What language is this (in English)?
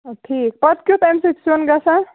Kashmiri